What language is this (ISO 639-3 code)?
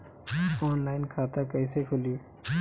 bho